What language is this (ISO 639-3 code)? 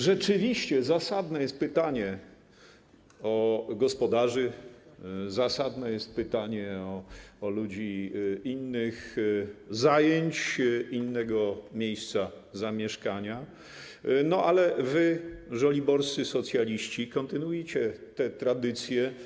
pol